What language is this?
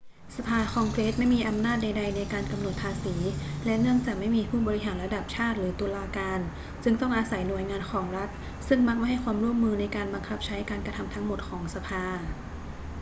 Thai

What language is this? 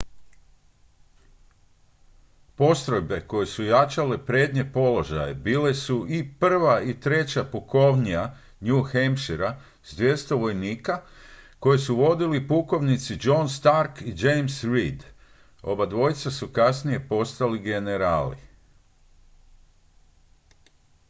Croatian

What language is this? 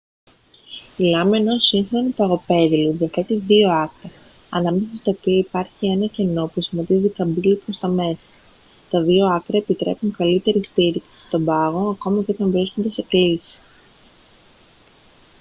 Greek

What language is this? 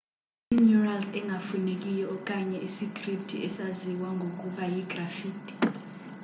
Xhosa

